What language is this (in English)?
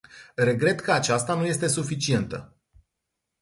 Romanian